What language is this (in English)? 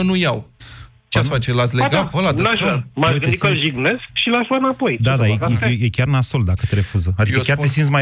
Romanian